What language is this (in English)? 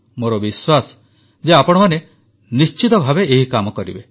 Odia